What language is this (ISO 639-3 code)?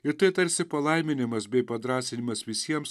lit